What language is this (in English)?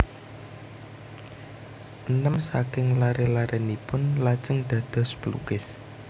Javanese